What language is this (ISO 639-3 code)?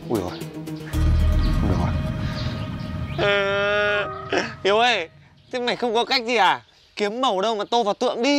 vie